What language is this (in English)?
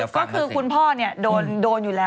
Thai